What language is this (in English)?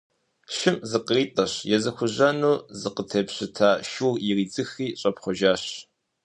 Kabardian